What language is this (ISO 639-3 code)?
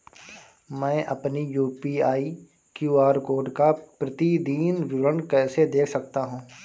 hin